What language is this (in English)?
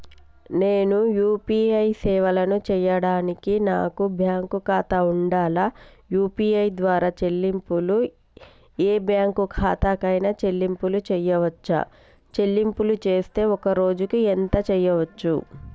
Telugu